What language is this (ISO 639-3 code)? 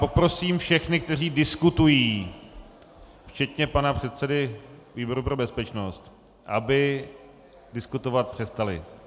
ces